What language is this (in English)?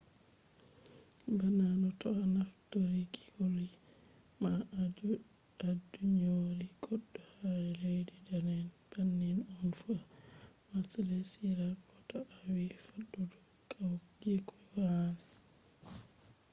Fula